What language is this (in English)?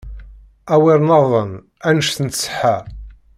Kabyle